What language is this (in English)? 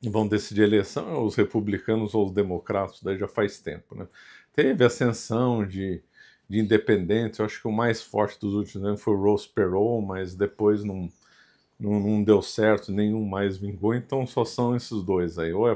Portuguese